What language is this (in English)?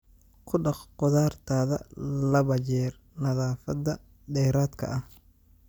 Somali